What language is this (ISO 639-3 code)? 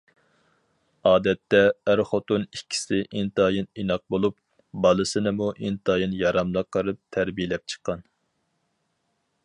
uig